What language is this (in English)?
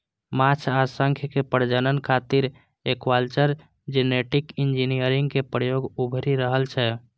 Maithili